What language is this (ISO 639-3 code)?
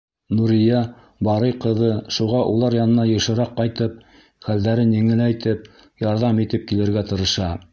bak